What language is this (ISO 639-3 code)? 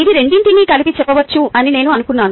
tel